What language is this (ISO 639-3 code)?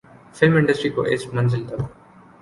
urd